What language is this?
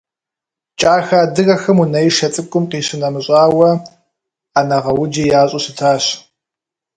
Kabardian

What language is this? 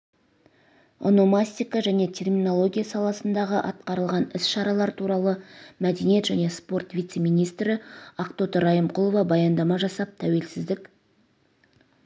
Kazakh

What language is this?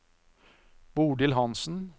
Norwegian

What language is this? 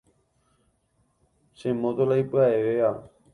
Guarani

